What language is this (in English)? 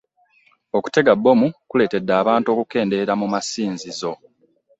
Ganda